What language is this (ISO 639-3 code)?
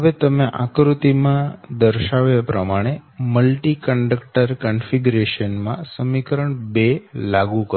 guj